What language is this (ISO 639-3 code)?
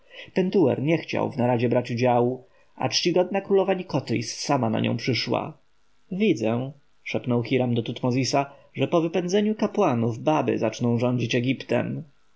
pol